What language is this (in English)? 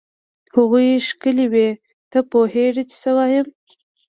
Pashto